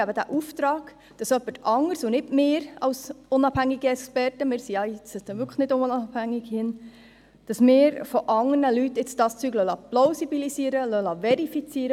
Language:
Swiss German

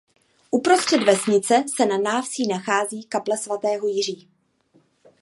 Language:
Czech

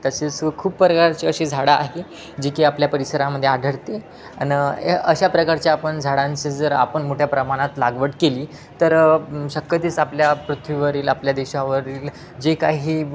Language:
Marathi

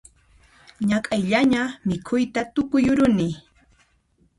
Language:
Puno Quechua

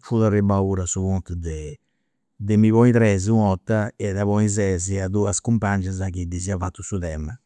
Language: Campidanese Sardinian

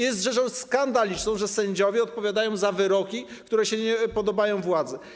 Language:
Polish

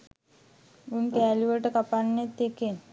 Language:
Sinhala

